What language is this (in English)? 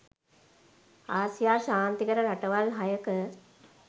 Sinhala